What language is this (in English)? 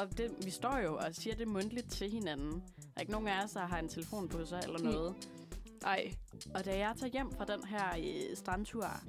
Danish